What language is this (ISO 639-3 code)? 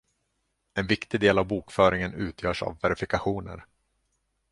swe